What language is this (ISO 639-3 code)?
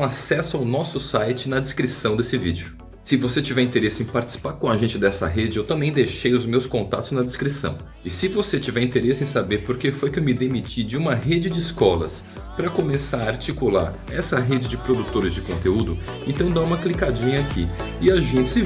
por